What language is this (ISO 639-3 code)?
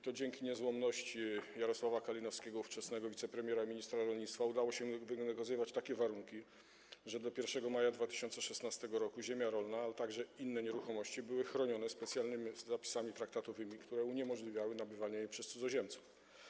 pol